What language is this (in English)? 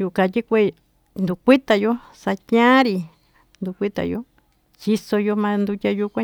Tututepec Mixtec